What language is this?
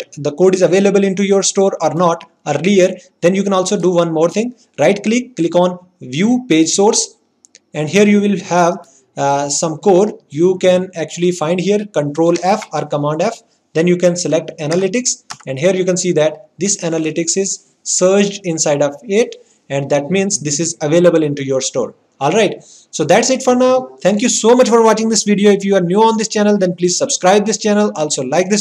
English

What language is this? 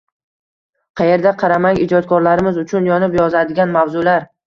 Uzbek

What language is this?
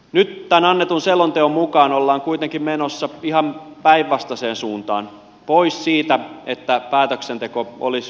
Finnish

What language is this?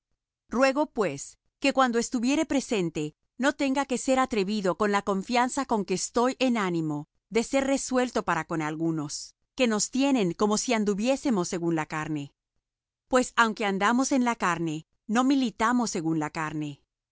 Spanish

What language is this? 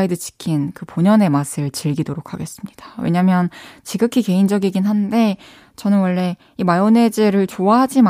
Korean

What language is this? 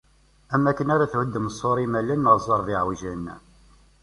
Kabyle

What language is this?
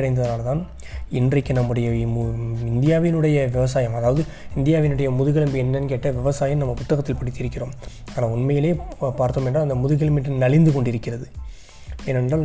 Tamil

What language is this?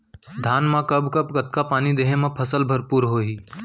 Chhattisgarhi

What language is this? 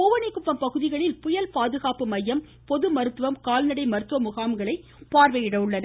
Tamil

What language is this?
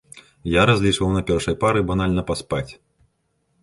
Belarusian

